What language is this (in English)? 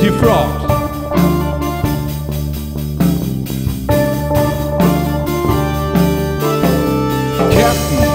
Spanish